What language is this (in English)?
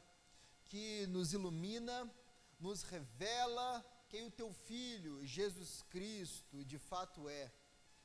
Portuguese